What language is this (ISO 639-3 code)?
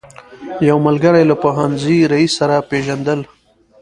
pus